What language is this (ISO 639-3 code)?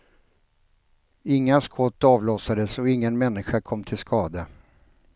swe